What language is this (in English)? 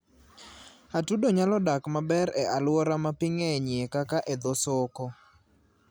Luo (Kenya and Tanzania)